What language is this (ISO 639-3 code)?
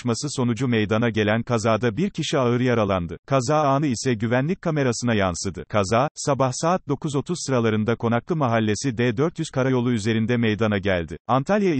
tur